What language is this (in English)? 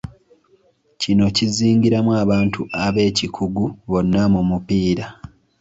Ganda